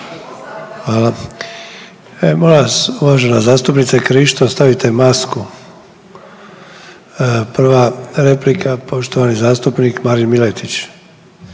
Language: Croatian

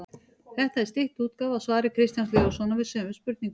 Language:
Icelandic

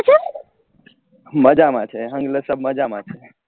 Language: Gujarati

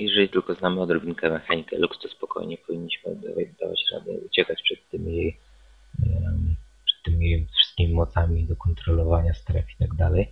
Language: Polish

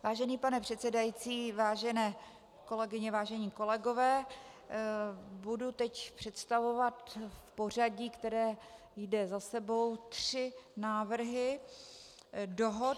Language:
Czech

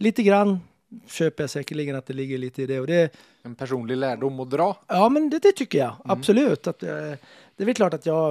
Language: Swedish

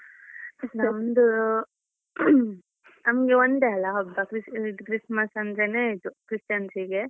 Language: Kannada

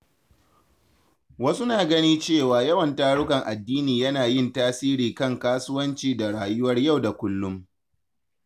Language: Hausa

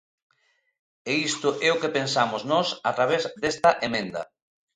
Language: Galician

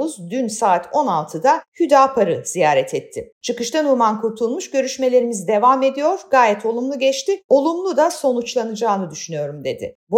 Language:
Turkish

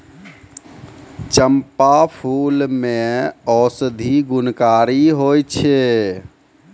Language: Maithili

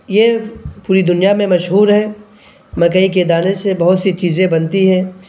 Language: Urdu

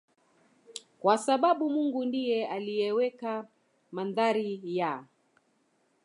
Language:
Swahili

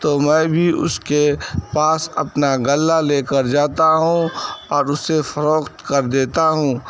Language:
Urdu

